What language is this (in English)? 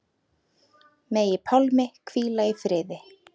Icelandic